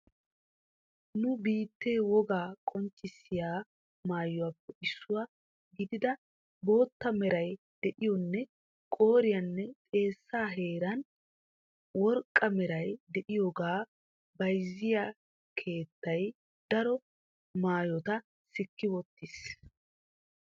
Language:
Wolaytta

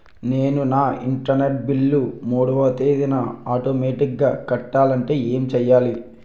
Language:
Telugu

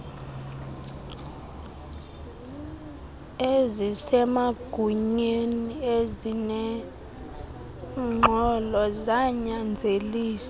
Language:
Xhosa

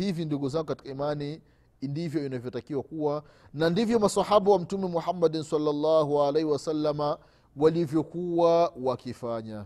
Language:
Swahili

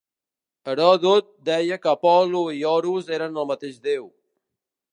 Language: Catalan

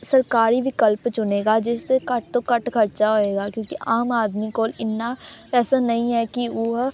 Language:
Punjabi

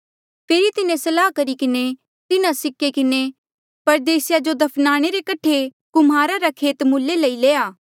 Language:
Mandeali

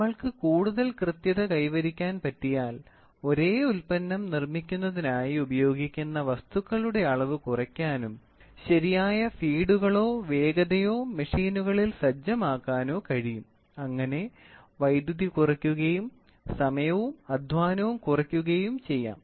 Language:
Malayalam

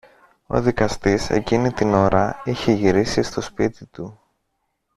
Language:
Greek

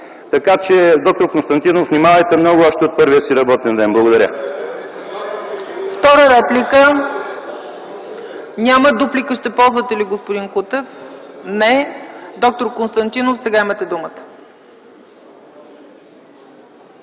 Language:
Bulgarian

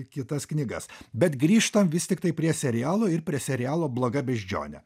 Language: Lithuanian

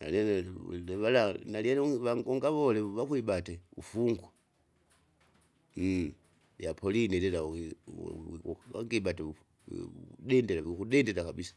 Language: Kinga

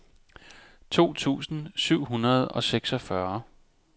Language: Danish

